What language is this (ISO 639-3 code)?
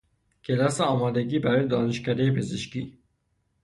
fas